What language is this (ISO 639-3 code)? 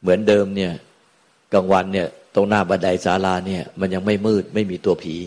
tha